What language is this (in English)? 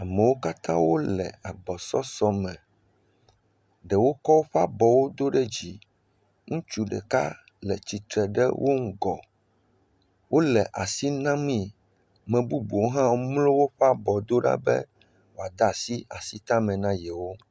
Ewe